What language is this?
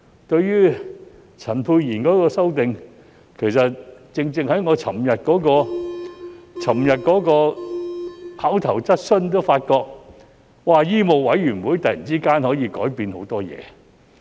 Cantonese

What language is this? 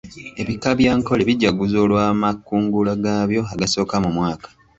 Ganda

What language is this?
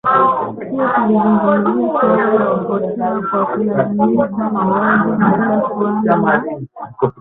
Swahili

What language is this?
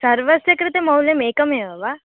Sanskrit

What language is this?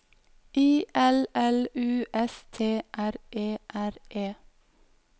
Norwegian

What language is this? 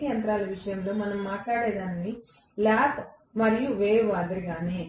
Telugu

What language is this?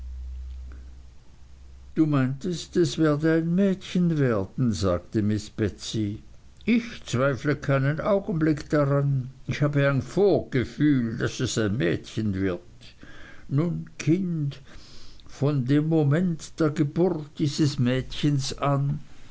German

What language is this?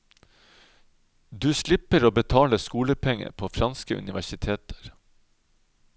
Norwegian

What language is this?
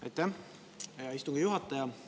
Estonian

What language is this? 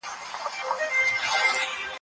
Pashto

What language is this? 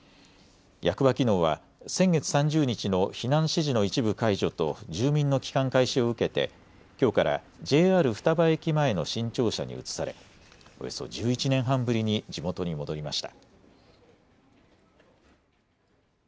Japanese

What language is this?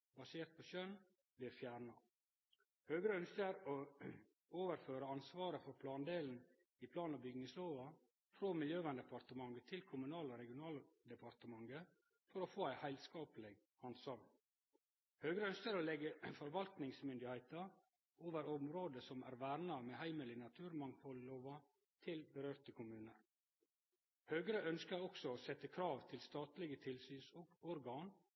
Norwegian Nynorsk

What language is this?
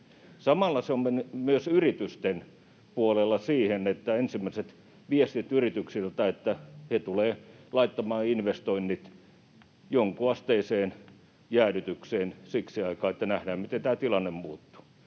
Finnish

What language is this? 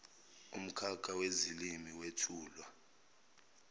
Zulu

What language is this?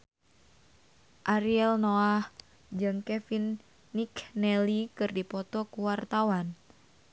Sundanese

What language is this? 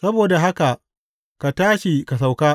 Hausa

